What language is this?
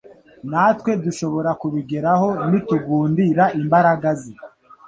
Kinyarwanda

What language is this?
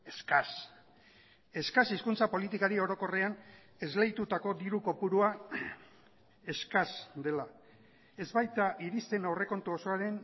Basque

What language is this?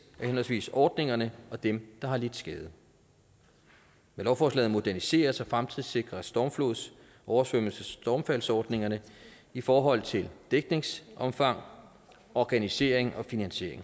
Danish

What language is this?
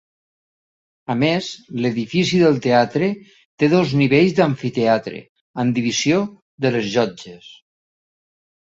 Catalan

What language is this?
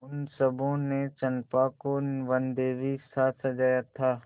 Hindi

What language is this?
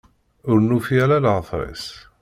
Kabyle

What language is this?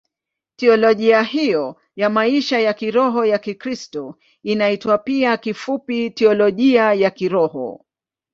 Swahili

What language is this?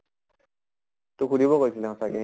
Assamese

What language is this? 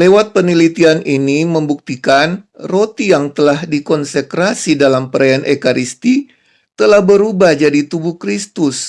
Indonesian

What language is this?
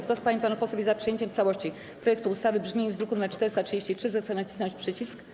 Polish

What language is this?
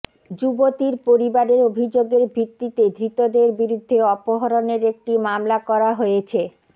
Bangla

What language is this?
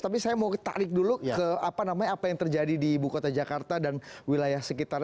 Indonesian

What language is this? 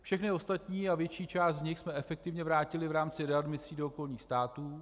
Czech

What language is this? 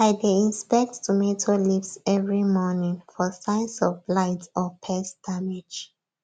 Nigerian Pidgin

